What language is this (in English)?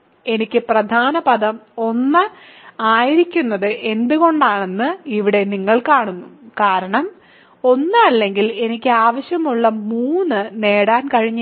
Malayalam